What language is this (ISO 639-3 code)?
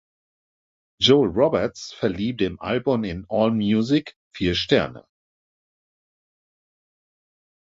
deu